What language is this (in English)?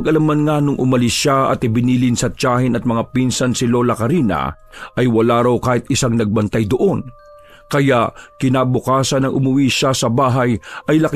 Filipino